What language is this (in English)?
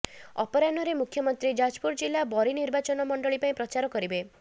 Odia